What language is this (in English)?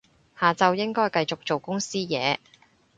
Cantonese